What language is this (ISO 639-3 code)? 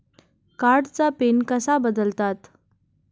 mar